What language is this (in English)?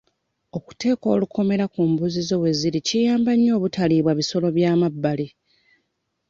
Ganda